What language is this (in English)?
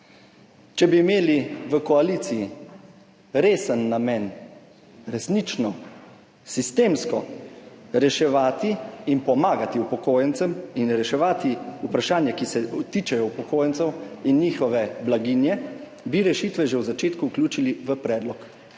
Slovenian